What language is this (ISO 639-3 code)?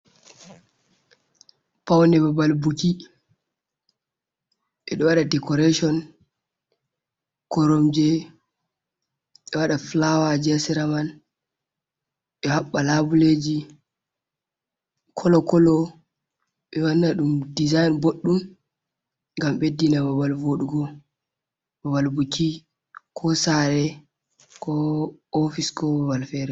ful